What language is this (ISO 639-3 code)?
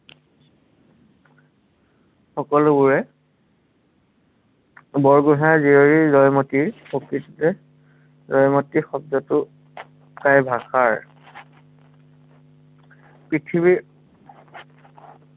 asm